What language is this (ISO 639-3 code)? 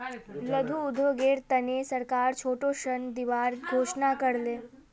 mag